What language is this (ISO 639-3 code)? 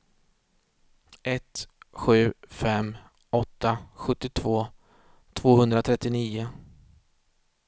swe